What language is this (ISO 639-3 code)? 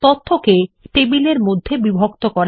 ben